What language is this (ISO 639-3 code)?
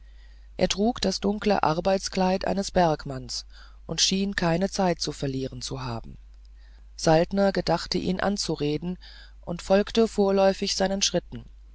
deu